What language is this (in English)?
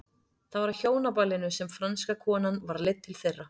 Icelandic